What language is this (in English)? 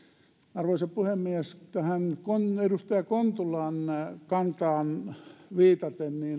Finnish